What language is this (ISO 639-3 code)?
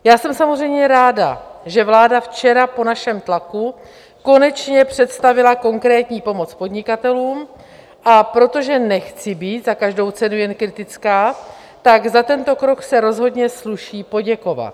ces